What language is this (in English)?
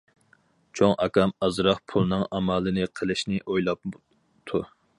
Uyghur